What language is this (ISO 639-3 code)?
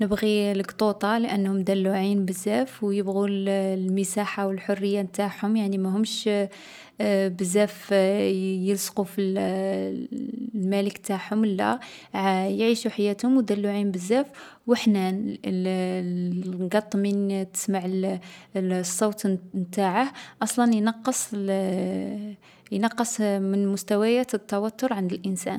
arq